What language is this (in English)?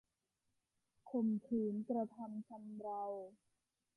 Thai